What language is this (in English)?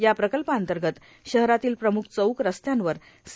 Marathi